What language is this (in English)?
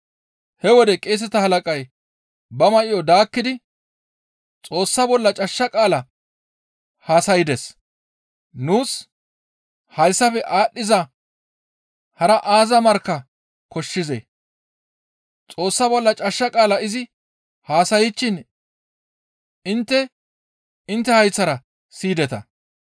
Gamo